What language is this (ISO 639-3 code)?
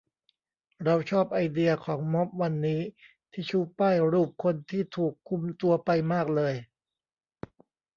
tha